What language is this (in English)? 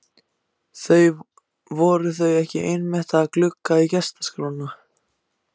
Icelandic